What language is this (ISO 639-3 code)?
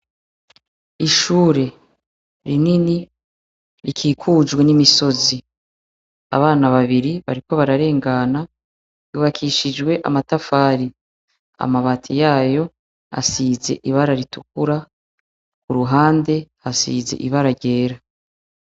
run